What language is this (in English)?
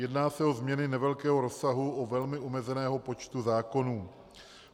Czech